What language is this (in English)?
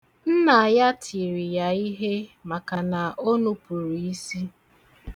Igbo